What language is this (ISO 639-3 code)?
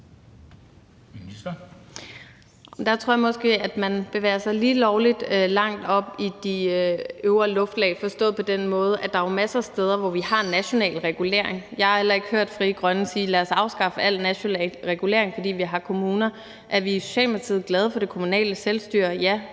dan